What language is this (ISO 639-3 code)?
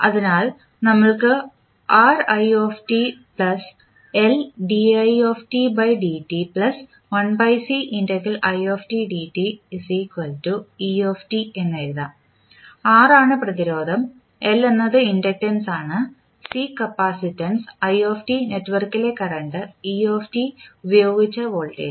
mal